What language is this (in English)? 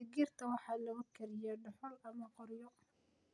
Somali